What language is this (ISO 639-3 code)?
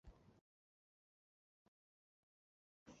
zho